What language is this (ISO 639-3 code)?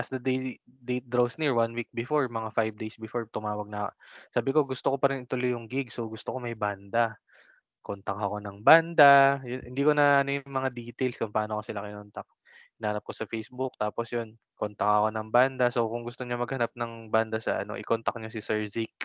fil